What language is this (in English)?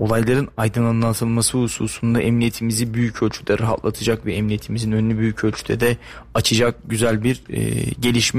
Turkish